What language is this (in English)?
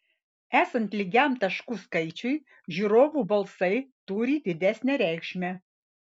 Lithuanian